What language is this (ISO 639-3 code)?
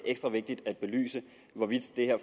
dan